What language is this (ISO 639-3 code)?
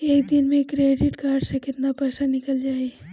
bho